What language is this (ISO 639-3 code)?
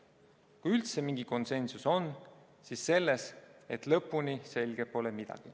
est